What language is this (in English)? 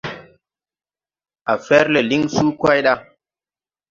Tupuri